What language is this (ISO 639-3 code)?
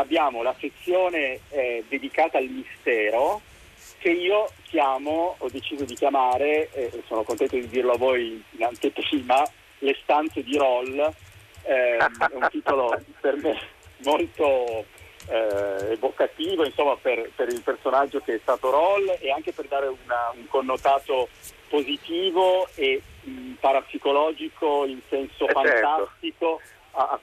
ita